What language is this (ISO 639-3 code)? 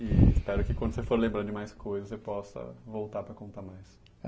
por